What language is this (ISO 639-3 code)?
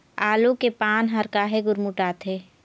hne